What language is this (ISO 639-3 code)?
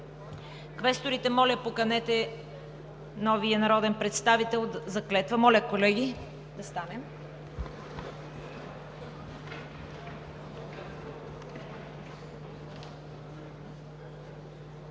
bul